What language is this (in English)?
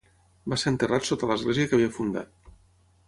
Catalan